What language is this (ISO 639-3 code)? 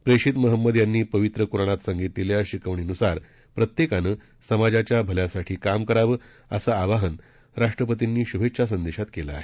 mar